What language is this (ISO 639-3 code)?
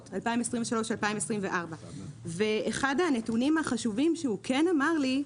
heb